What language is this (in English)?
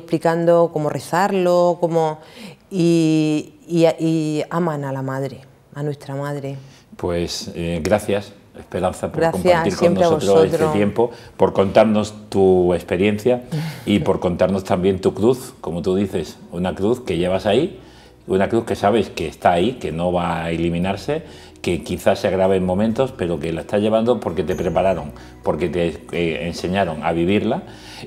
Spanish